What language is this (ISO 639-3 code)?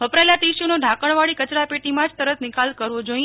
guj